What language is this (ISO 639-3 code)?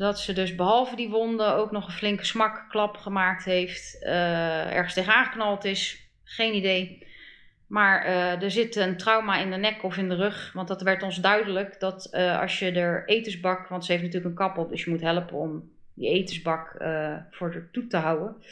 nld